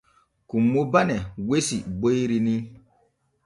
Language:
Borgu Fulfulde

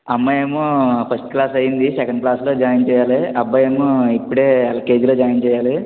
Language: Telugu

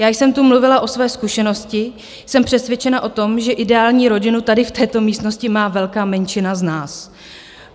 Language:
Czech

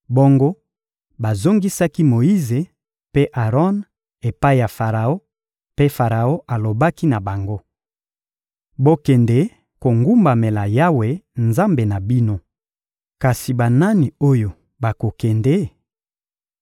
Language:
Lingala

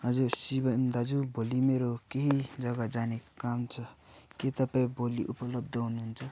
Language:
Nepali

